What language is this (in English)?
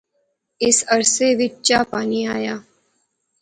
Pahari-Potwari